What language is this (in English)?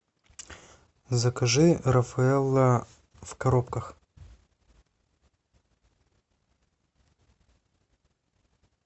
Russian